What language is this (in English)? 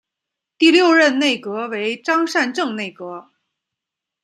Chinese